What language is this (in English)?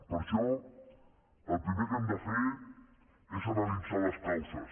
Catalan